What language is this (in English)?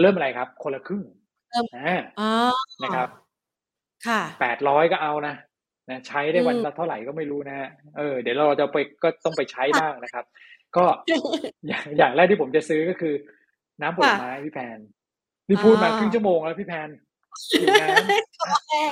Thai